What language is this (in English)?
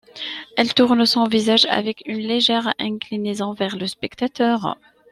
French